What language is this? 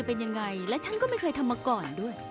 Thai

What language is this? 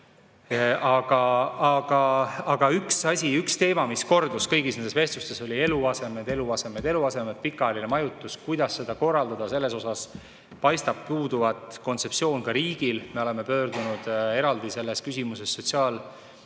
Estonian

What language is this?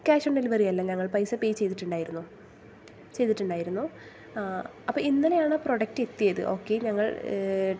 Malayalam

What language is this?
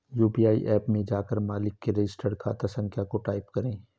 Hindi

